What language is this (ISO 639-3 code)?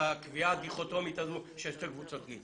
heb